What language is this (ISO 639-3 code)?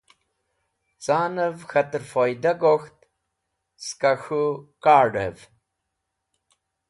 wbl